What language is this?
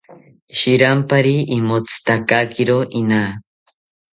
South Ucayali Ashéninka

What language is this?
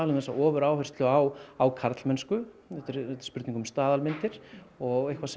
Icelandic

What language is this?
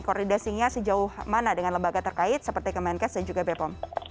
Indonesian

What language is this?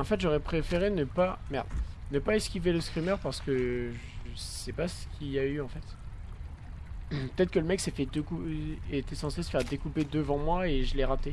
French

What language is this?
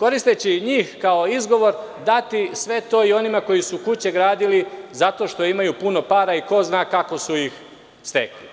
Serbian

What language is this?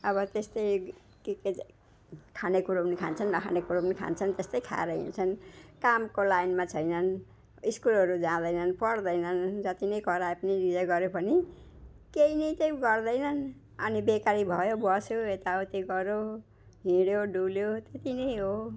Nepali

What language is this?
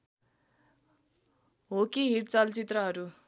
Nepali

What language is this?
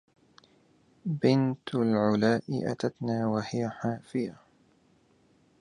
Arabic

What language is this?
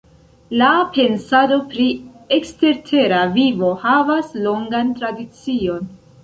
Esperanto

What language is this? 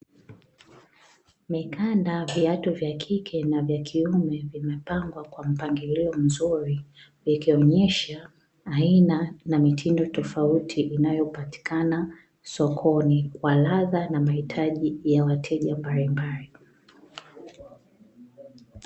Swahili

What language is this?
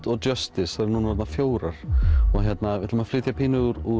Icelandic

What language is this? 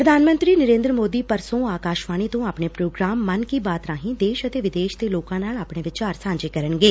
Punjabi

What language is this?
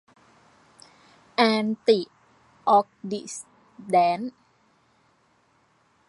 Thai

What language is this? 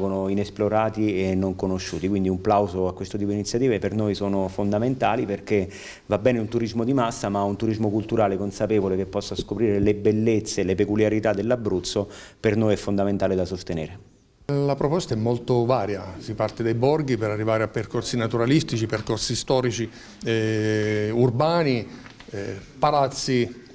Italian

